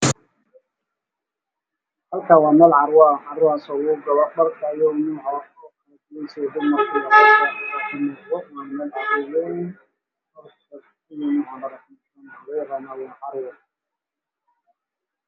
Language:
Somali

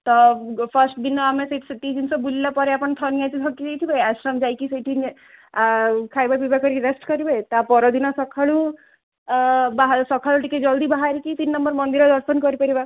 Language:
Odia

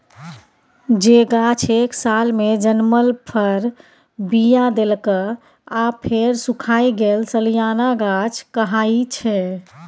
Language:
Maithili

